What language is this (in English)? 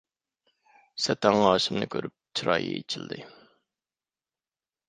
Uyghur